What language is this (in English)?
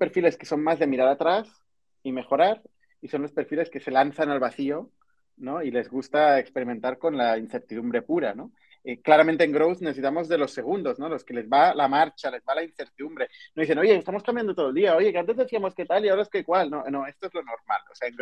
Spanish